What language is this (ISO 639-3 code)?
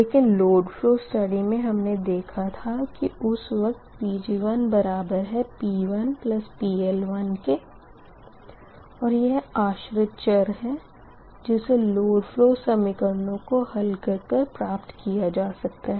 hin